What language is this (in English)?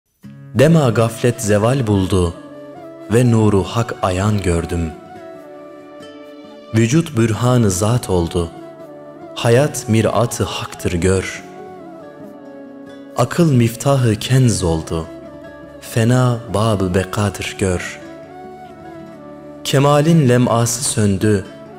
Turkish